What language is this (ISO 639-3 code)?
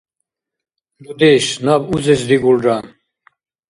dar